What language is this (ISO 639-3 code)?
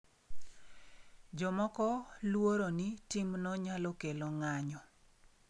luo